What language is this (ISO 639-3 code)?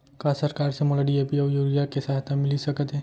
hne